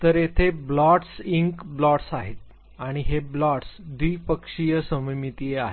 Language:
Marathi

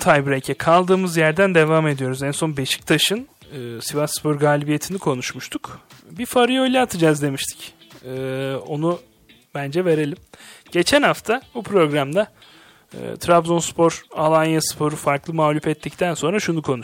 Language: Turkish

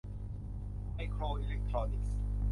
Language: Thai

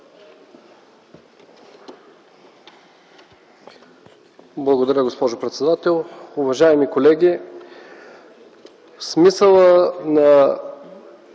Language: Bulgarian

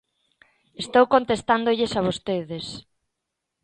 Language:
Galician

